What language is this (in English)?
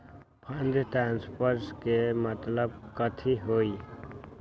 Magahi